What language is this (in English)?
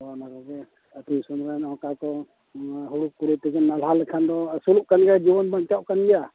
Santali